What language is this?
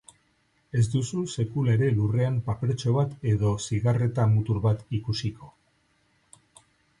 Basque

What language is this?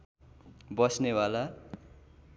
Nepali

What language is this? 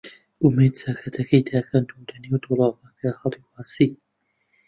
Central Kurdish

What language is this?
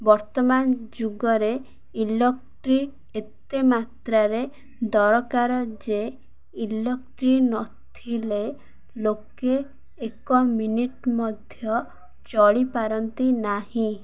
Odia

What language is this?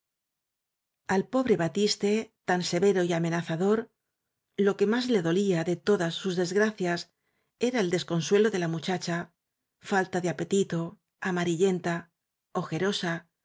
Spanish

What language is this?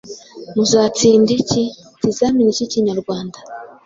Kinyarwanda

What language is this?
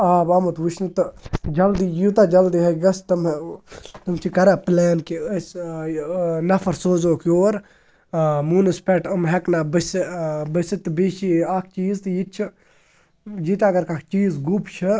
Kashmiri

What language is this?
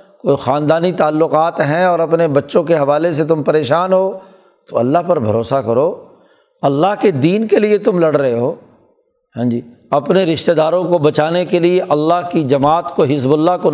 Urdu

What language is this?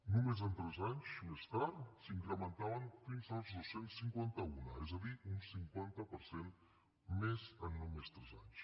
Catalan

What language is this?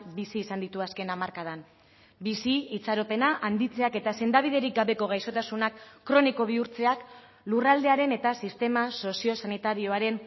Basque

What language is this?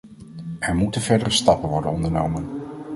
Dutch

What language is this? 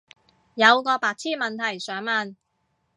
Cantonese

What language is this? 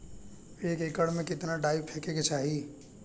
Bhojpuri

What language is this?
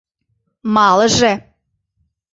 Mari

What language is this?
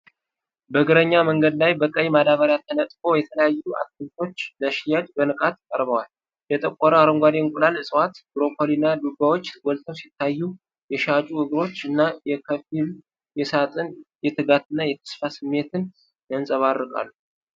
Amharic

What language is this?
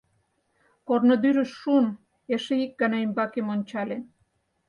Mari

